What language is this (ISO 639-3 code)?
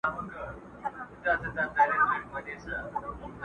pus